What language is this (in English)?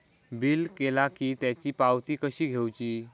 Marathi